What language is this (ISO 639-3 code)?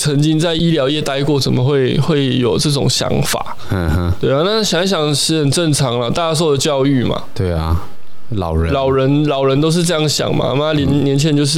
zho